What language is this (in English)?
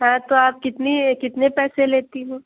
Urdu